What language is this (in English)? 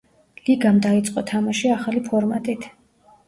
Georgian